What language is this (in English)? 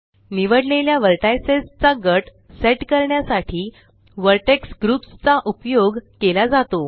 Marathi